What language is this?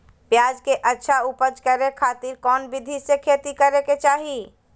Magahi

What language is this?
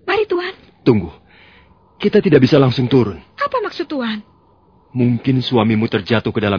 Indonesian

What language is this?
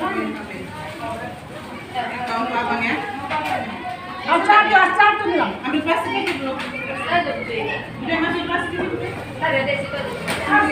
Indonesian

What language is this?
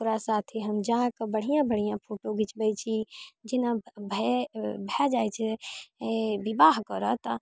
Maithili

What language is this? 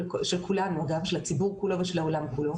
Hebrew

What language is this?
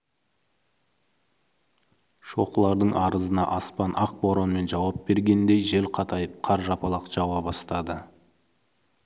Kazakh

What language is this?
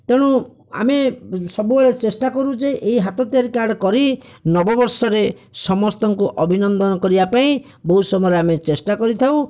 Odia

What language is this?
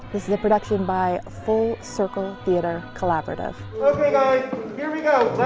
English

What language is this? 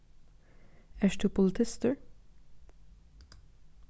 Faroese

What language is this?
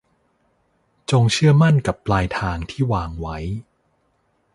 Thai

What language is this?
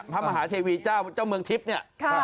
Thai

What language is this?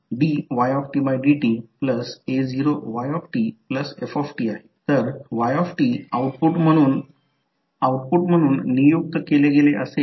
Marathi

